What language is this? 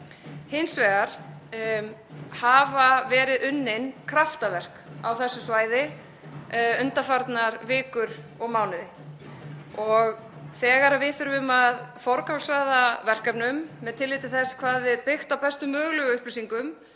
Icelandic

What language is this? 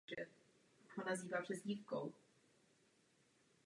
Czech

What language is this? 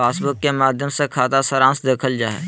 Magahi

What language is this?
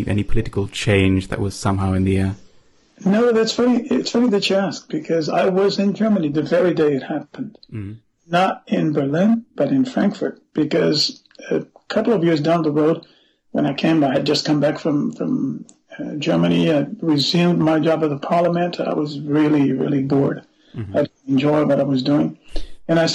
English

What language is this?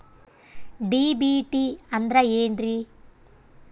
Kannada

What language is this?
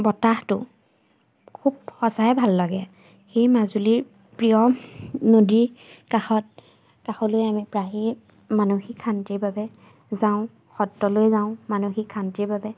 Assamese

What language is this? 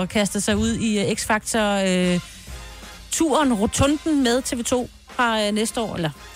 Danish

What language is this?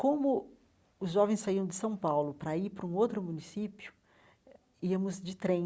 Portuguese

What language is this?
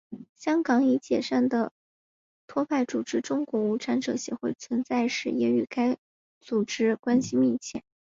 Chinese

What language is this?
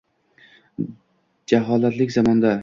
Uzbek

